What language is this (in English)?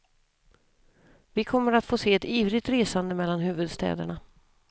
Swedish